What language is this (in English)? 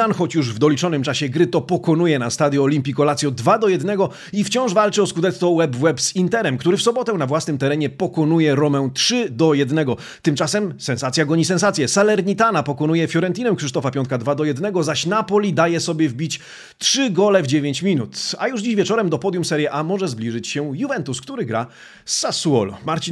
Polish